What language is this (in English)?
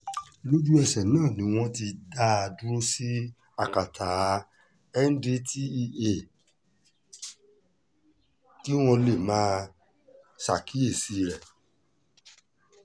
Yoruba